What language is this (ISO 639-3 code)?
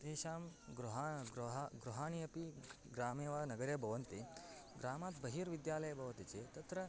san